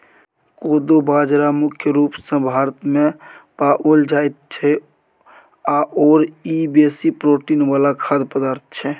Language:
Maithili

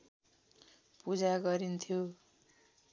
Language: Nepali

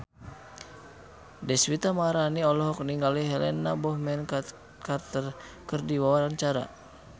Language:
Sundanese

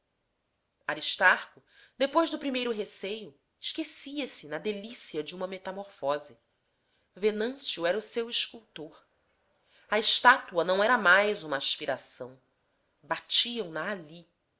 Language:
Portuguese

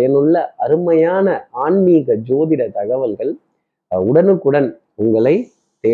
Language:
Tamil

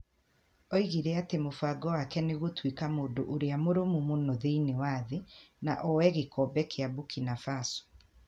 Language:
Kikuyu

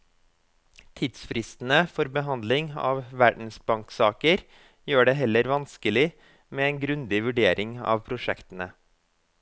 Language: Norwegian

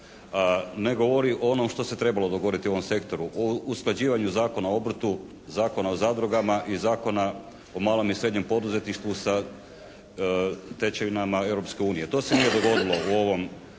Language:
Croatian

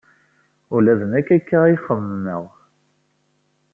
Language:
Kabyle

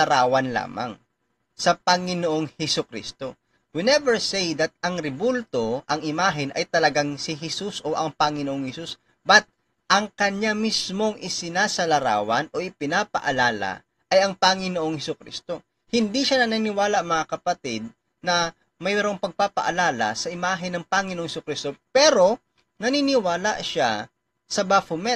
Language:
Filipino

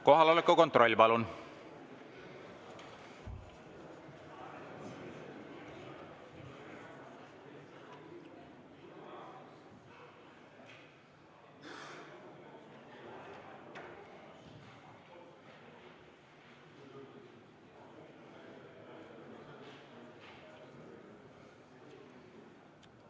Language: Estonian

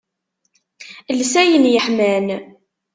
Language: Kabyle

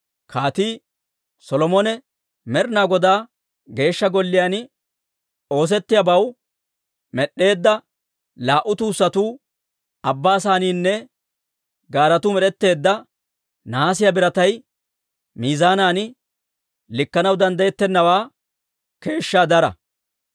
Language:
Dawro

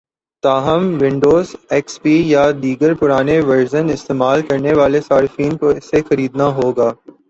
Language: Urdu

